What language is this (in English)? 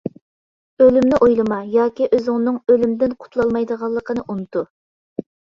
Uyghur